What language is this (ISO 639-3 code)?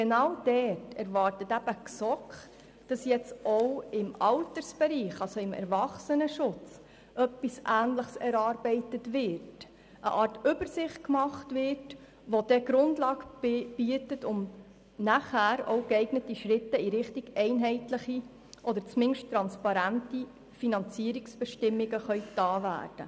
gsw